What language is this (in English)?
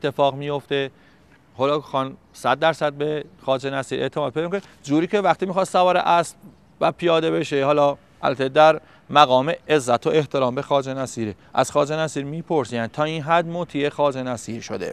Persian